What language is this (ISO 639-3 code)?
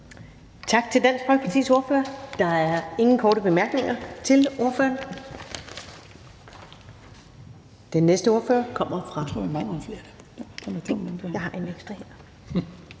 dan